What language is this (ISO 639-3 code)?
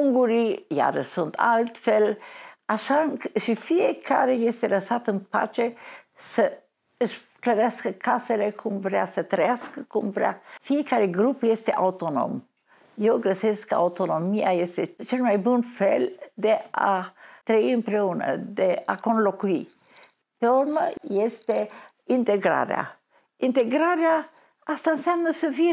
ron